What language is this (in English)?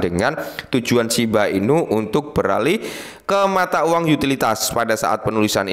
Indonesian